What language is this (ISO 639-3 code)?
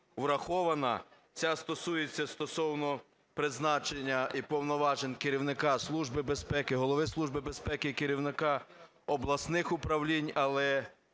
ukr